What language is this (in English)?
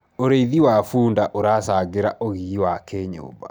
Kikuyu